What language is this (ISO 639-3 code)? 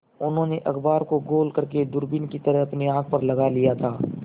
hin